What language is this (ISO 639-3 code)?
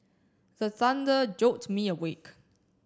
eng